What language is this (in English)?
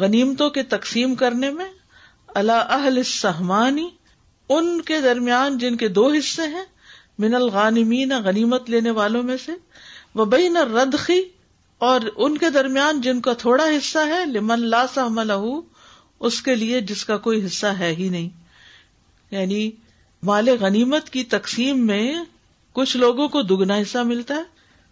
Urdu